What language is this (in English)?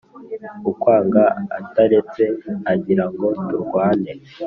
Kinyarwanda